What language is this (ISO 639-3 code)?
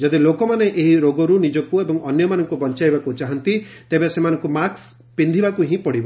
ori